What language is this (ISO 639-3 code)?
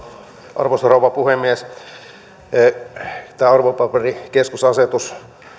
fin